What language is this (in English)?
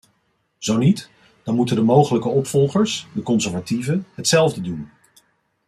Dutch